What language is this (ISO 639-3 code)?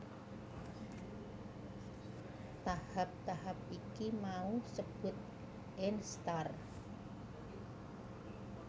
jav